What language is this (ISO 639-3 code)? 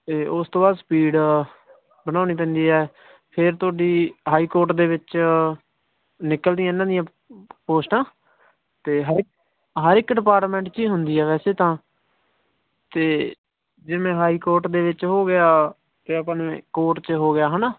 pan